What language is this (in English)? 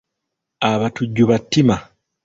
Ganda